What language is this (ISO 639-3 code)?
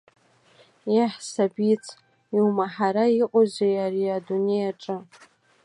abk